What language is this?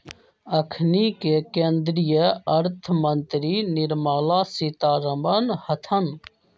Magahi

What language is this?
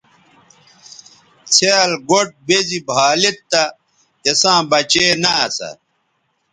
Bateri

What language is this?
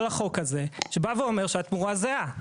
Hebrew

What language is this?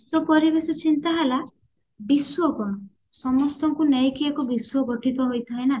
Odia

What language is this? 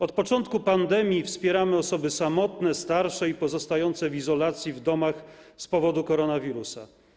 Polish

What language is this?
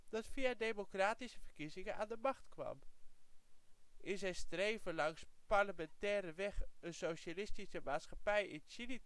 Dutch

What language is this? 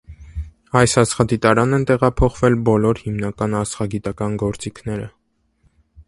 Armenian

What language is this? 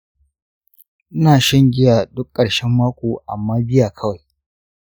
Hausa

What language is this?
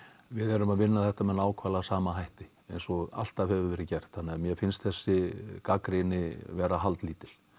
Icelandic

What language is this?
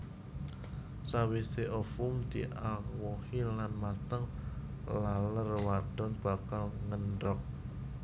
Javanese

